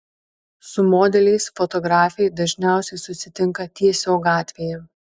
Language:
Lithuanian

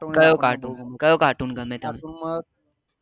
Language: Gujarati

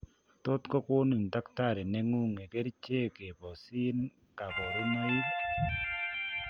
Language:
Kalenjin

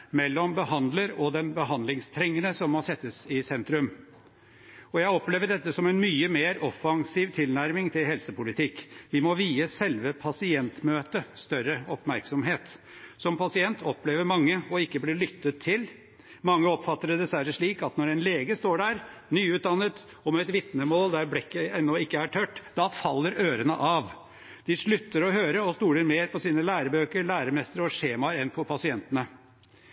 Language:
Norwegian Bokmål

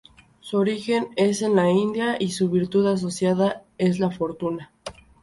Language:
Spanish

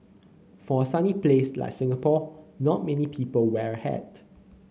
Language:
English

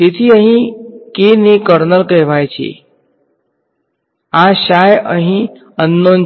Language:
Gujarati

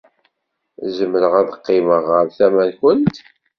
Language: Kabyle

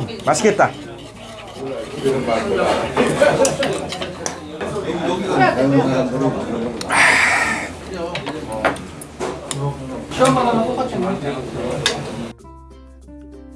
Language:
Korean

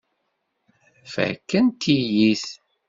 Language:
Kabyle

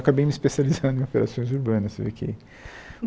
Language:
Portuguese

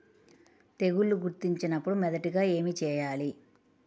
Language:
Telugu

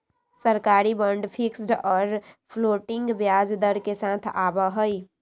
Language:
Magahi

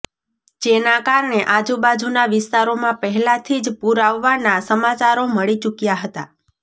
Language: Gujarati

